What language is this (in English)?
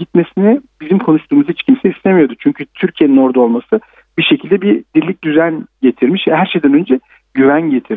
Turkish